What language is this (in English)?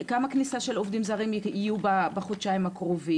Hebrew